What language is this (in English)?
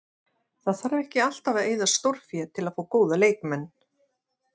Icelandic